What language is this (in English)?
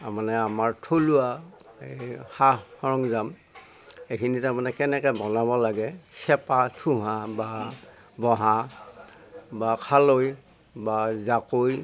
Assamese